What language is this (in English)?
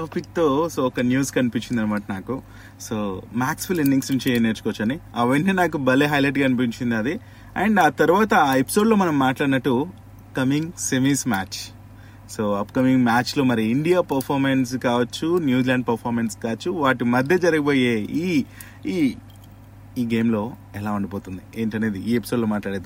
Telugu